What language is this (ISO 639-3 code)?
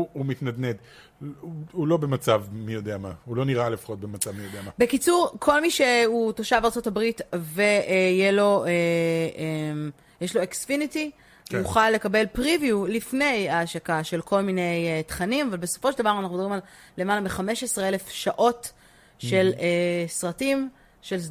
heb